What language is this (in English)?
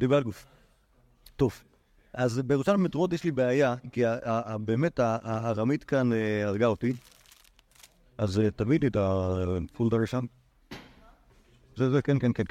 Hebrew